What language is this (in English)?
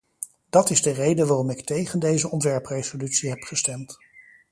Dutch